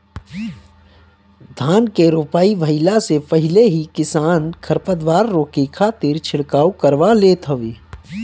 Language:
Bhojpuri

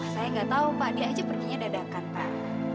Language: Indonesian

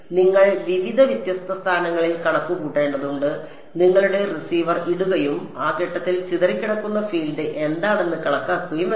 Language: Malayalam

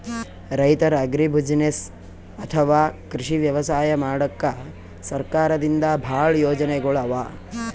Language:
Kannada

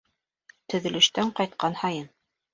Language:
Bashkir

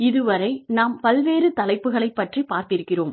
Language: Tamil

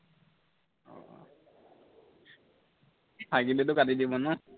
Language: Assamese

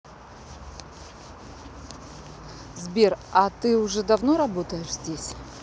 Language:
Russian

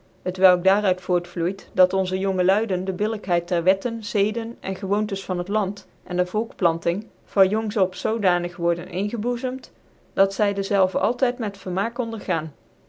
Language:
Dutch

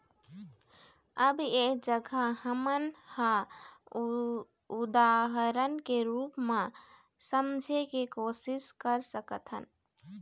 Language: Chhattisgarhi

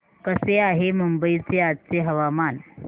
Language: Marathi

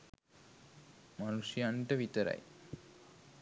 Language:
Sinhala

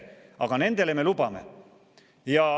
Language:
Estonian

